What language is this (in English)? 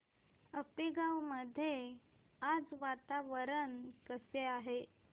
Marathi